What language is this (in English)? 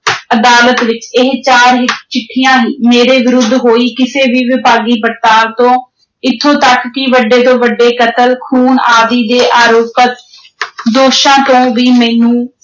Punjabi